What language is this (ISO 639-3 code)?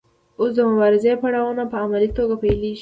pus